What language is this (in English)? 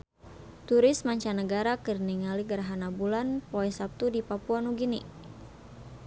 Sundanese